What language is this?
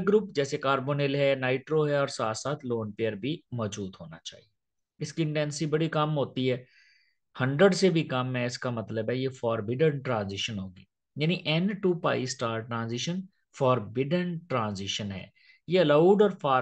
Hindi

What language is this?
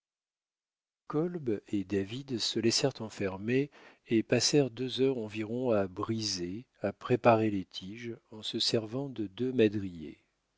French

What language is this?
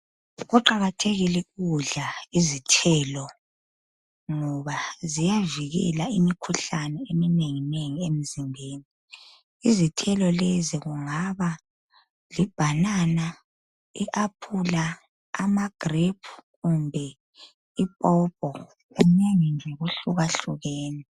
North Ndebele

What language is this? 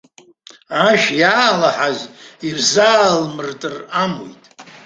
Abkhazian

